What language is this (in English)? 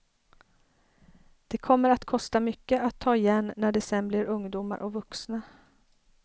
Swedish